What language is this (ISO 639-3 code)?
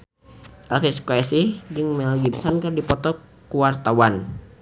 sun